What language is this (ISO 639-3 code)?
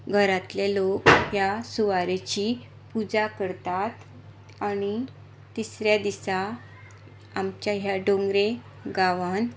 kok